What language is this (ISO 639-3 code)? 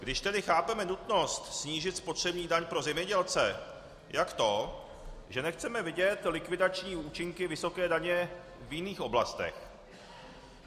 ces